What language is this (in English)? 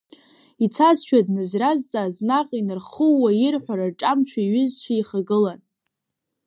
Abkhazian